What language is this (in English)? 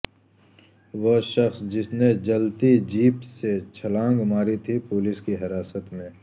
Urdu